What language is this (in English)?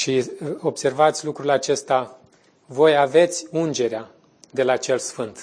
Romanian